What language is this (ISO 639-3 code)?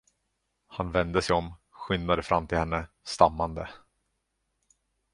swe